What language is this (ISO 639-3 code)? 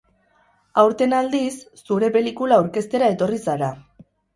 eus